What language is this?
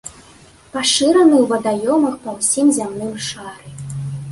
Belarusian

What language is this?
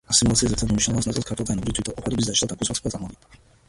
Georgian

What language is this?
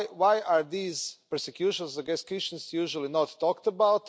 English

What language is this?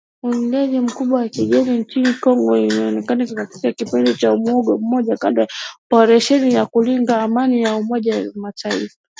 Swahili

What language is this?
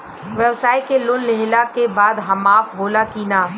Bhojpuri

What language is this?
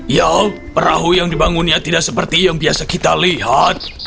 Indonesian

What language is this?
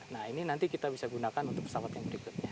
Indonesian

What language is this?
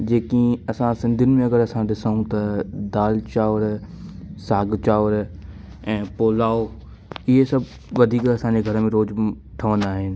Sindhi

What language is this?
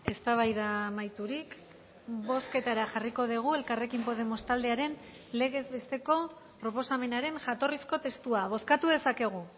Basque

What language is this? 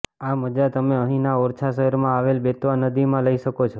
Gujarati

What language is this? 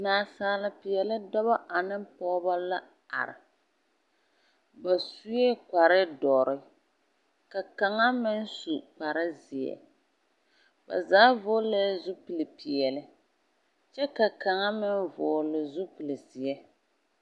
Southern Dagaare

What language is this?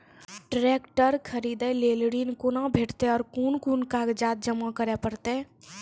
Maithili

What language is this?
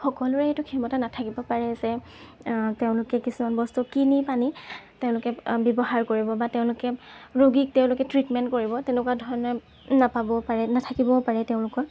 Assamese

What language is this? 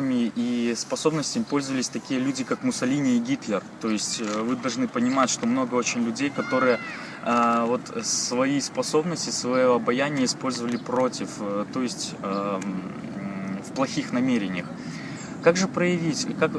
Russian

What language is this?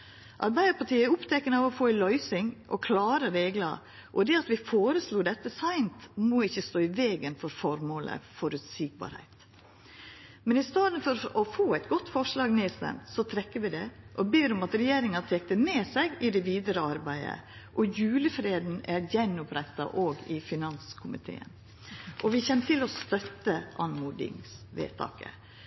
Norwegian Nynorsk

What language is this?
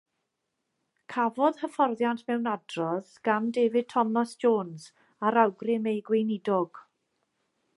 Welsh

